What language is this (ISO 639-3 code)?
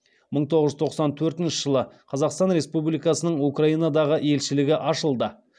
kaz